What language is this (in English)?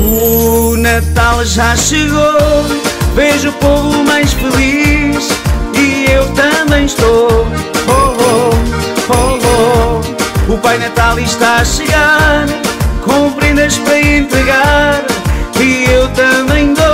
Portuguese